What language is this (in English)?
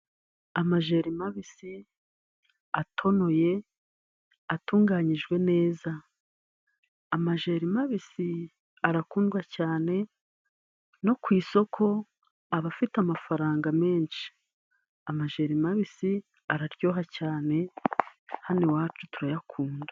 Kinyarwanda